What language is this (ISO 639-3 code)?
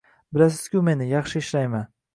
uzb